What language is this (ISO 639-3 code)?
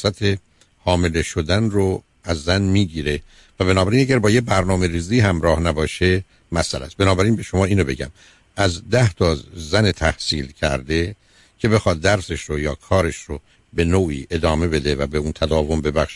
fas